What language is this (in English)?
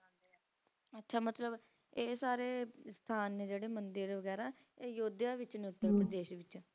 Punjabi